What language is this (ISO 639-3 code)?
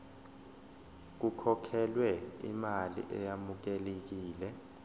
zul